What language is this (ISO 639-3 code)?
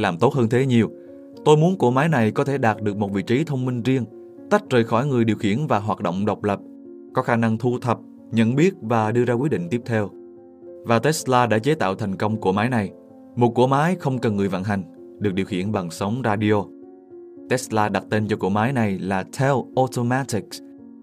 vie